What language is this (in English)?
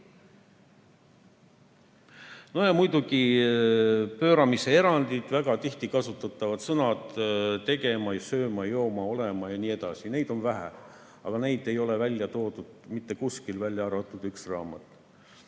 Estonian